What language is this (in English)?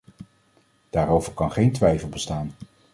Dutch